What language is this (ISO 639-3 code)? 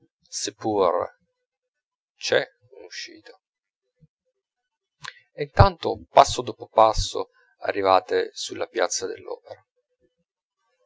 ita